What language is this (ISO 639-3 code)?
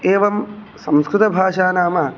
san